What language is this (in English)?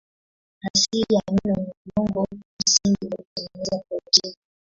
Swahili